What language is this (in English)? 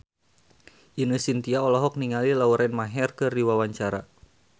Sundanese